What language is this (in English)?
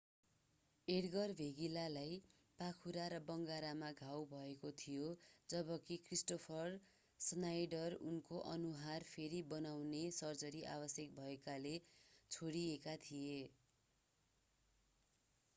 Nepali